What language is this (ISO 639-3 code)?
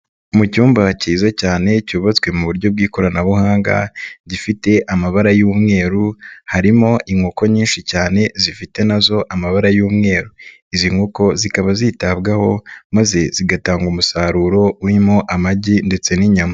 kin